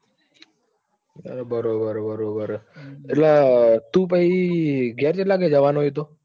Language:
Gujarati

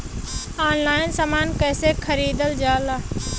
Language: Bhojpuri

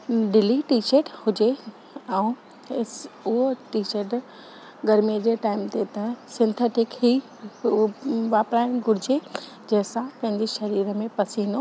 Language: Sindhi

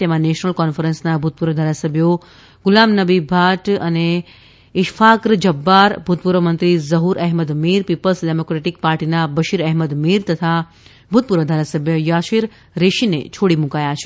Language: Gujarati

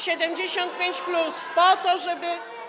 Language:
Polish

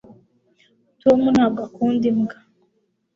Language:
Kinyarwanda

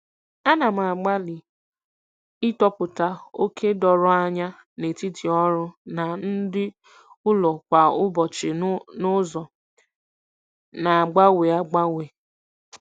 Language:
Igbo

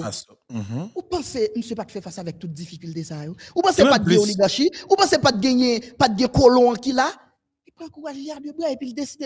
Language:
French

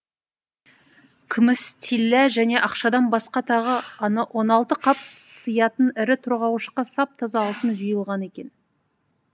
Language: Kazakh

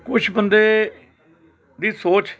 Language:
Punjabi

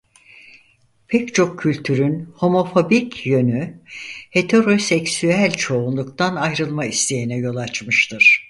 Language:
Turkish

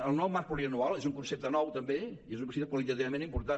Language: Catalan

